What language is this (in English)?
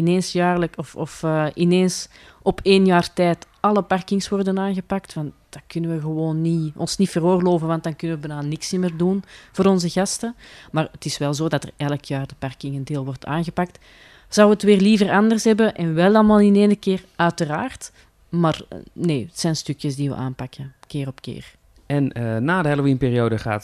Dutch